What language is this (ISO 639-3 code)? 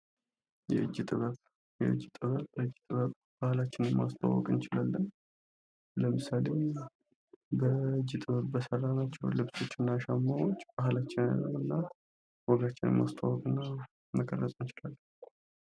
amh